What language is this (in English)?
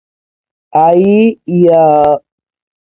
Georgian